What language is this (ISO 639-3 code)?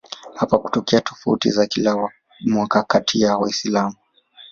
swa